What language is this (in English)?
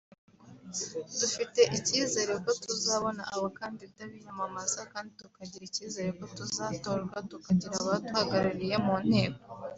Kinyarwanda